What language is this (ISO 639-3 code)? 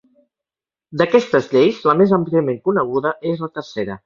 cat